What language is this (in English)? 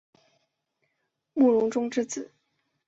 Chinese